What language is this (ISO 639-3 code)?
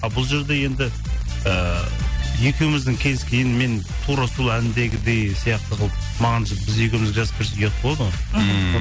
kaz